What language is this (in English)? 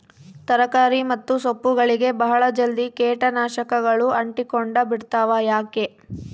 Kannada